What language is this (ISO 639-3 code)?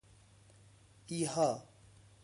fas